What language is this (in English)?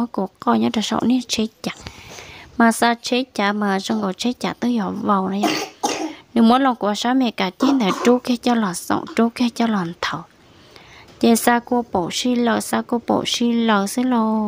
Vietnamese